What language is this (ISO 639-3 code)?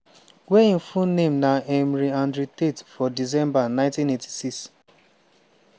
pcm